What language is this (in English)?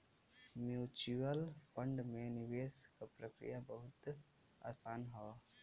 Bhojpuri